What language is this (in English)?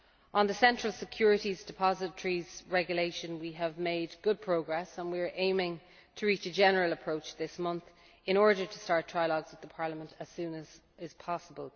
English